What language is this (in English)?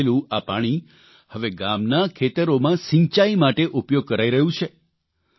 Gujarati